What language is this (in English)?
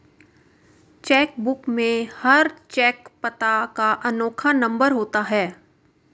Hindi